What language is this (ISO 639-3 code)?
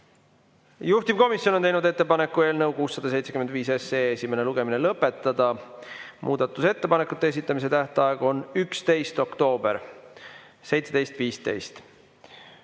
est